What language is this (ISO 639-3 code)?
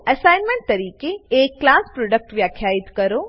guj